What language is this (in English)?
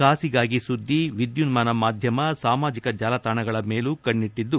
Kannada